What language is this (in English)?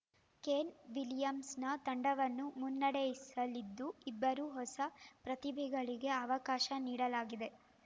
Kannada